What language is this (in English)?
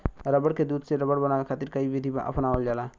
Bhojpuri